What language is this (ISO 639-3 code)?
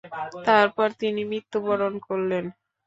ben